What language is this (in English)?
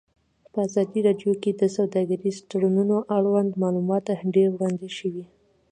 Pashto